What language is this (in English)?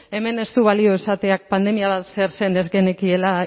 Basque